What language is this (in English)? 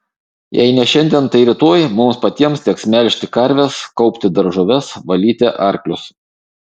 Lithuanian